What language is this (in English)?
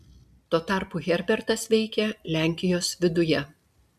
Lithuanian